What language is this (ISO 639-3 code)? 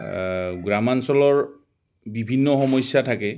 asm